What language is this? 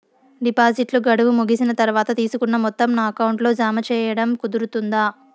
Telugu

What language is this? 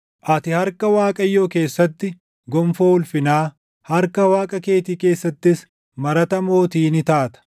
Oromo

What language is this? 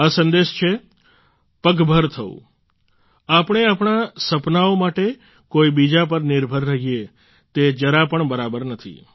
Gujarati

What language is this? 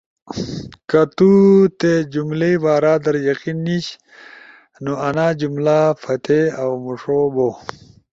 Ushojo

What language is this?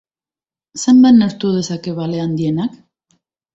Basque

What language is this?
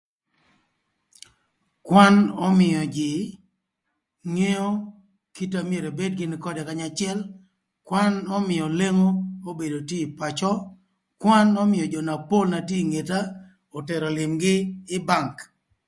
Thur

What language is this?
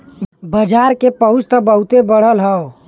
Bhojpuri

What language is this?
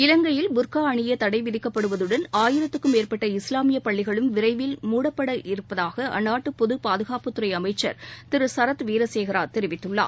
Tamil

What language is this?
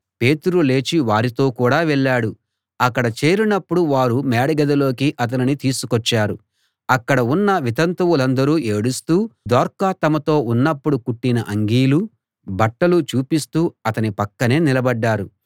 Telugu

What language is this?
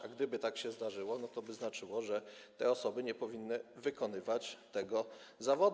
Polish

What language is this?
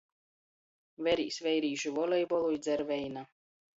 Latgalian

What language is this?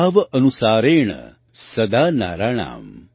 Gujarati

